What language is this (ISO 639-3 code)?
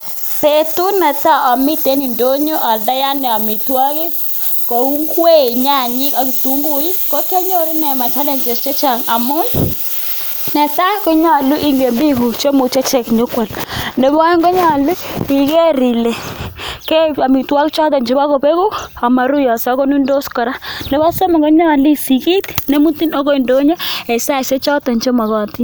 kln